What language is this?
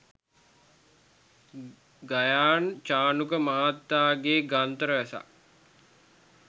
Sinhala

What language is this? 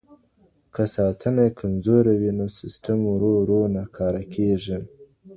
Pashto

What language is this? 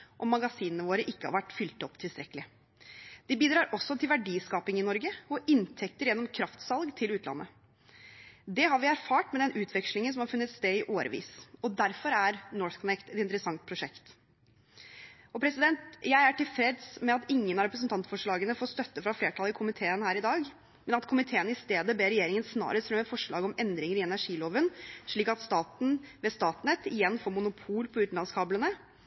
Norwegian Bokmål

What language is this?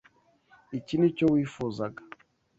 Kinyarwanda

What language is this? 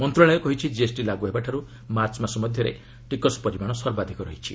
Odia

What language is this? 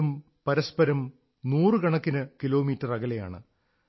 Malayalam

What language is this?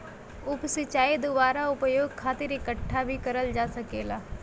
Bhojpuri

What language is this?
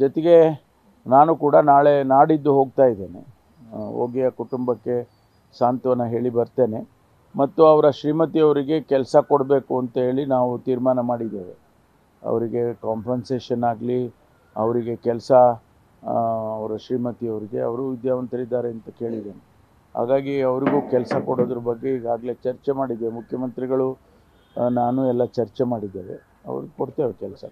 Kannada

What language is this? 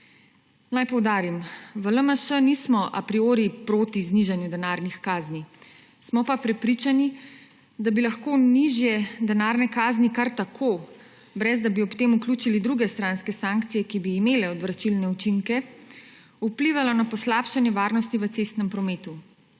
Slovenian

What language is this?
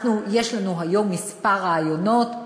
Hebrew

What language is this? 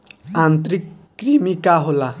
Bhojpuri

